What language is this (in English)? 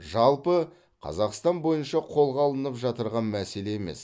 Kazakh